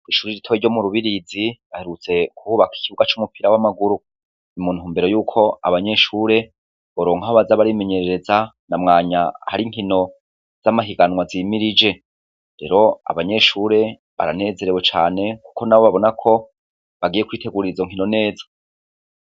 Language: Rundi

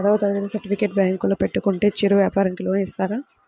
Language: Telugu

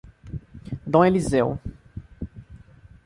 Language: Portuguese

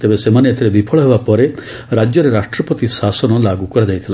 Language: Odia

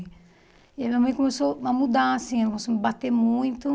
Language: Portuguese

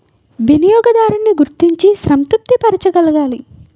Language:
Telugu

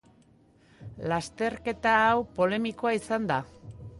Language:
Basque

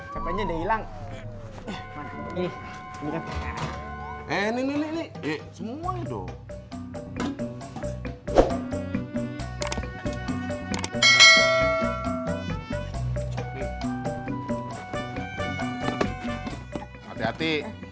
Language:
Indonesian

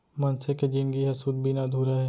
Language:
Chhattisgarhi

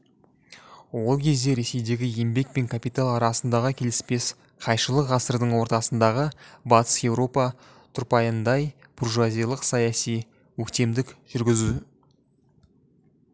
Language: Kazakh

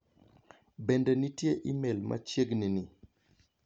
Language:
Luo (Kenya and Tanzania)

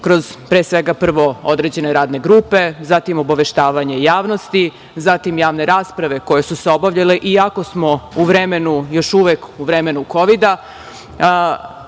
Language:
Serbian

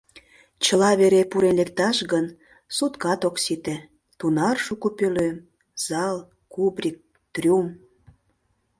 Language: Mari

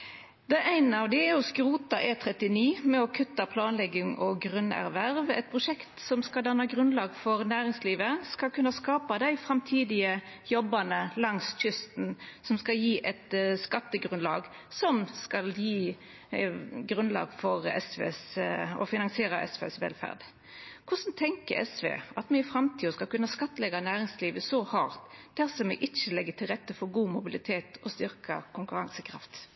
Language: Norwegian Nynorsk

